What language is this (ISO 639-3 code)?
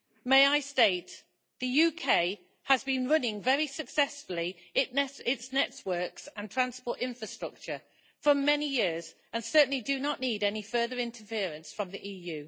eng